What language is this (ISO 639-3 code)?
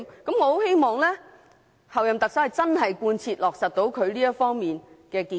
yue